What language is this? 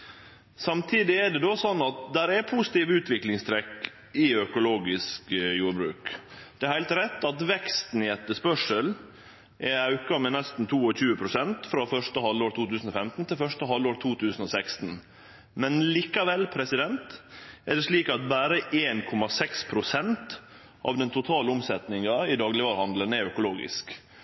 Norwegian Nynorsk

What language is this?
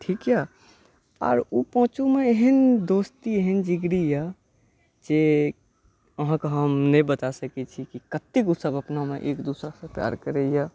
Maithili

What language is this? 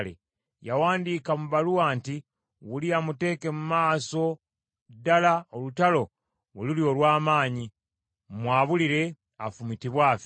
Ganda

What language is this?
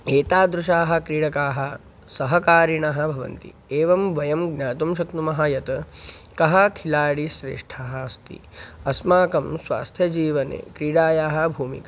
Sanskrit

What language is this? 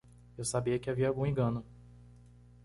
Portuguese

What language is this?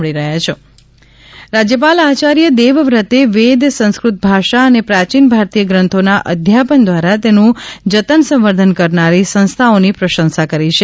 Gujarati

